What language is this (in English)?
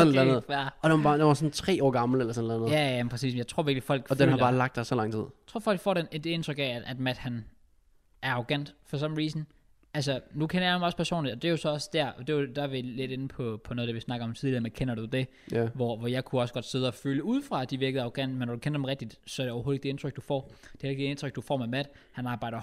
Danish